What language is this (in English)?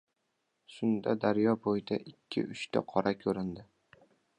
Uzbek